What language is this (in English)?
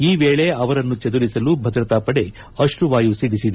Kannada